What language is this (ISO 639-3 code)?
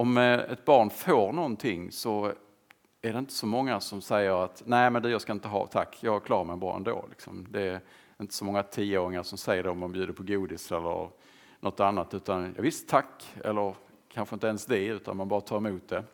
swe